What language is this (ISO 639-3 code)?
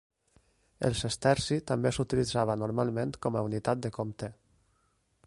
cat